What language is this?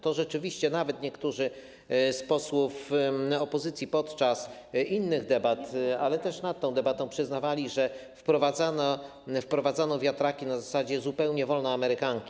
Polish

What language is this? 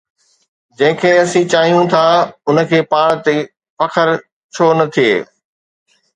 Sindhi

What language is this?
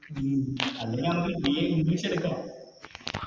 Malayalam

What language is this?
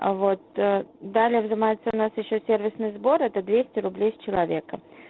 Russian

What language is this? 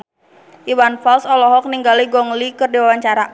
Sundanese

